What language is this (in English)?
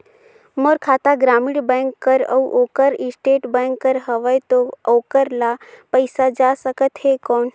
Chhattisgarhi